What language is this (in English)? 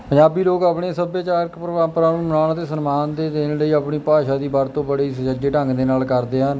Punjabi